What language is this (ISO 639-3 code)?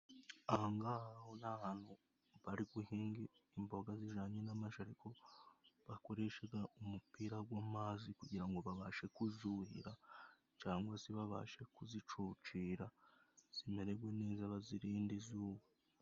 kin